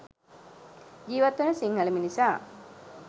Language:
Sinhala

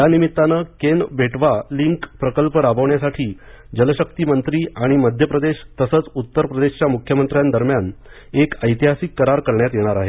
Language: Marathi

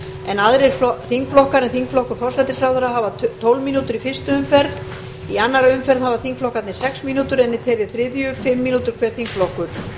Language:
Icelandic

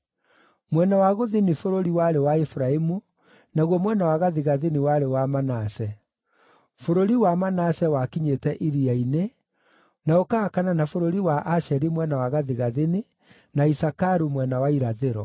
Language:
Kikuyu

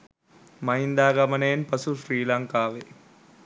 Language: Sinhala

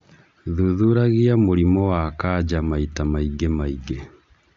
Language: Kikuyu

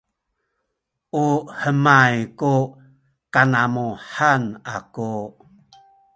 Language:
Sakizaya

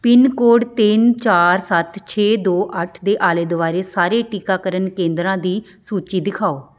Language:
Punjabi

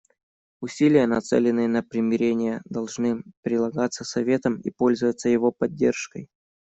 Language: Russian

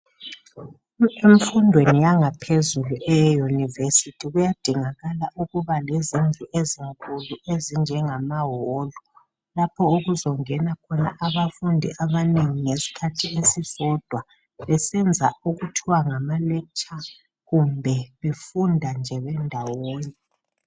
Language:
North Ndebele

